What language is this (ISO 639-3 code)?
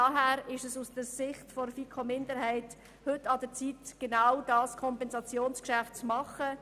gsw